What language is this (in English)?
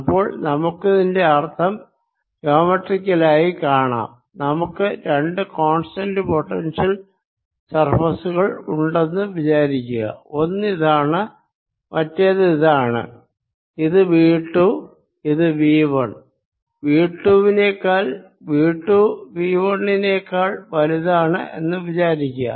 Malayalam